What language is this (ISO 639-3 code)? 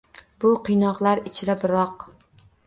uzb